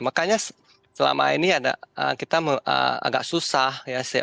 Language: Indonesian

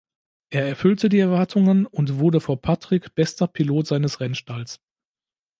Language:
German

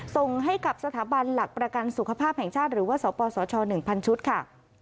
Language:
Thai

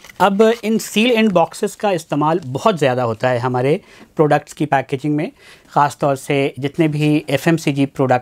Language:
Hindi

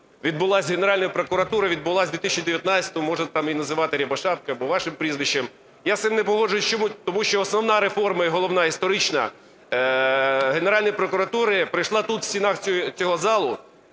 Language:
Ukrainian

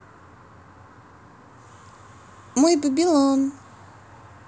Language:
Russian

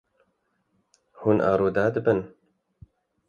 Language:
Kurdish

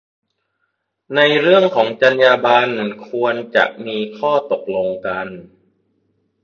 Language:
Thai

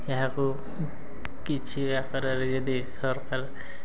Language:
Odia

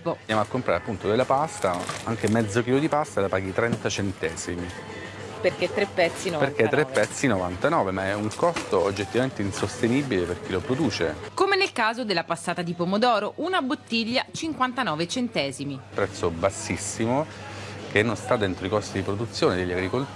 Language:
Italian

